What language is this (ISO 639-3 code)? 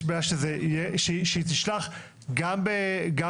heb